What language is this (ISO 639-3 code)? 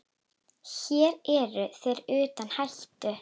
isl